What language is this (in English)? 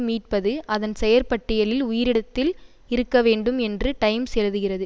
Tamil